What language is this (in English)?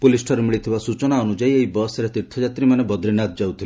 Odia